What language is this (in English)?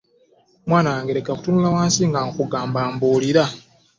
Ganda